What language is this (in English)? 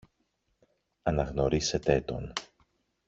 Greek